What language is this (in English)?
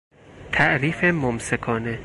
Persian